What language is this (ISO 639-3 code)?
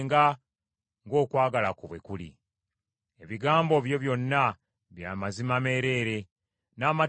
lug